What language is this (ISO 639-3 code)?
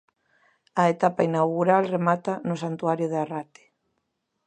glg